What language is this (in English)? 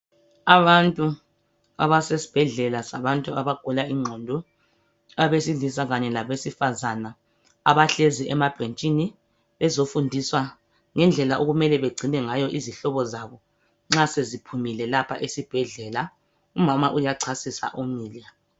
North Ndebele